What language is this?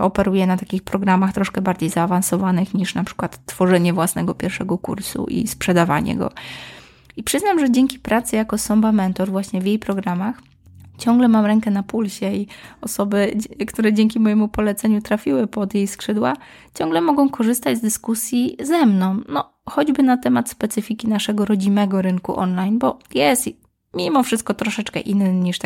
Polish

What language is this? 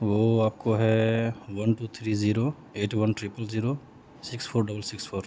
Urdu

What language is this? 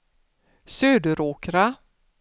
Swedish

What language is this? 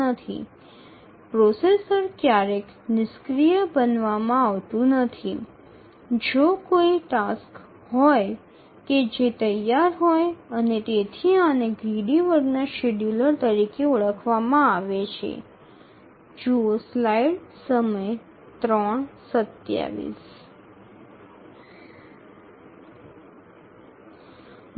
Bangla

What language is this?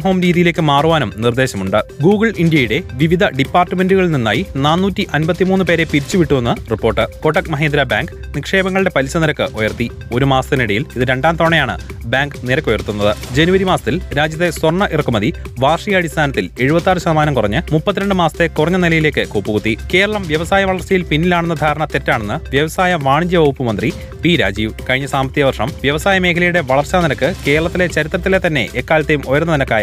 Malayalam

